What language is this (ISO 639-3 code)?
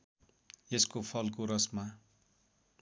nep